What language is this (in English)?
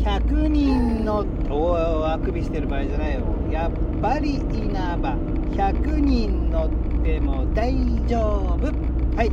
Japanese